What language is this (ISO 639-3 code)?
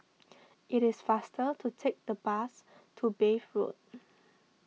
eng